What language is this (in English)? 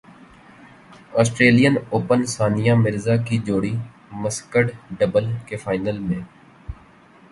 Urdu